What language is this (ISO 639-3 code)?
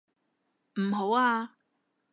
yue